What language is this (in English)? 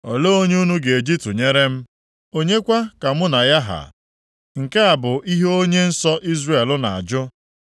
Igbo